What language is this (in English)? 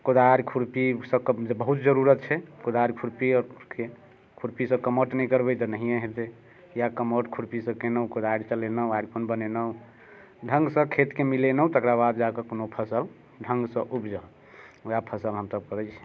Maithili